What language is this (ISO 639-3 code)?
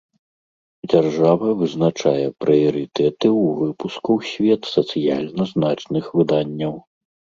bel